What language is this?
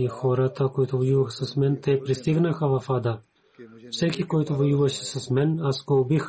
Bulgarian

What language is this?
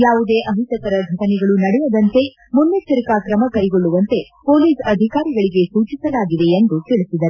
Kannada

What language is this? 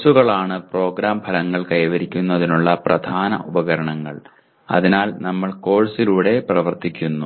Malayalam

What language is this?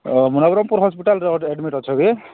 Odia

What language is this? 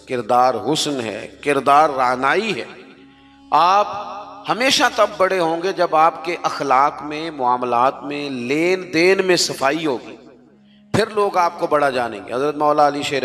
Hindi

